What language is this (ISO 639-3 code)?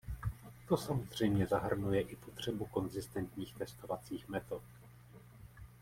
ces